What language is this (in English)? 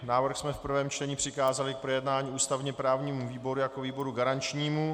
Czech